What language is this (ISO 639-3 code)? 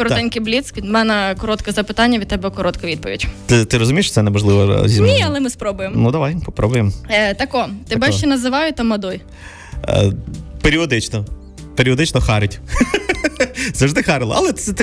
ukr